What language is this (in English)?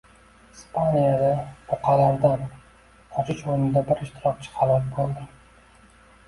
Uzbek